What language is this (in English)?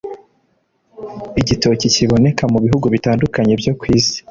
Kinyarwanda